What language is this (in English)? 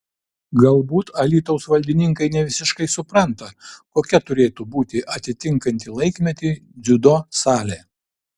Lithuanian